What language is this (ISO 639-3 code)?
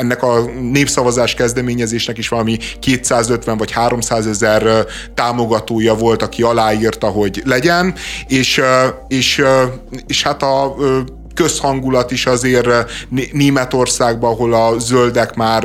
hun